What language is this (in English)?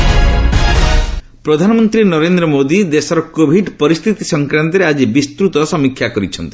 Odia